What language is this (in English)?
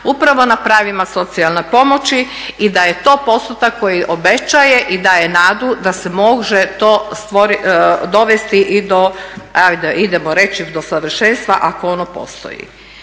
Croatian